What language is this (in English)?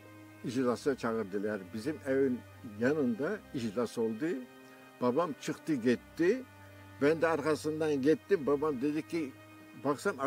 Turkish